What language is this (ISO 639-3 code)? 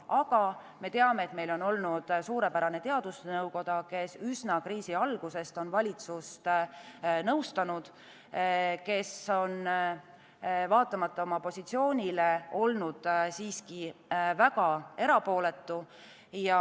est